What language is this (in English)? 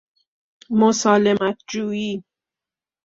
Persian